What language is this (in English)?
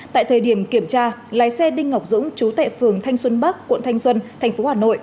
Vietnamese